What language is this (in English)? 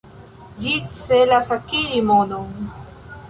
Esperanto